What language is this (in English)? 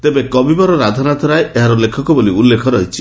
Odia